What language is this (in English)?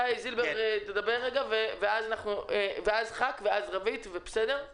Hebrew